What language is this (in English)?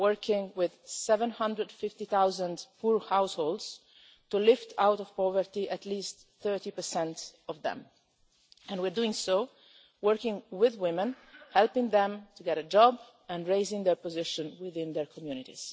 English